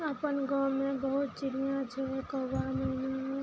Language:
Maithili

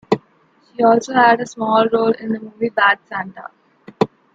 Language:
English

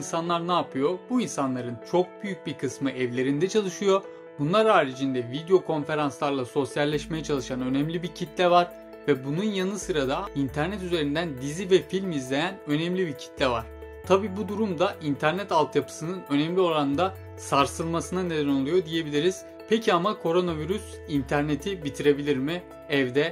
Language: Turkish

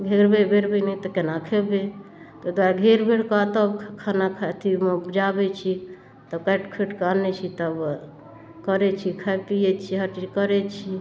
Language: Maithili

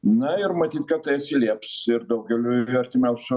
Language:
Lithuanian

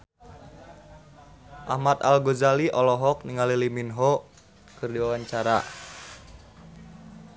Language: Sundanese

